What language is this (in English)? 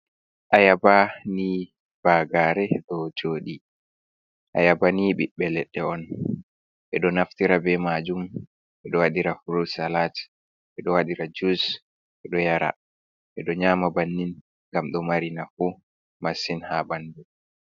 Fula